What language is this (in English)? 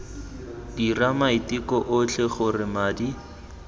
Tswana